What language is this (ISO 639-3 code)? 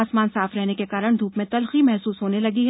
hin